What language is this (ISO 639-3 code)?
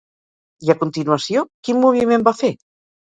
cat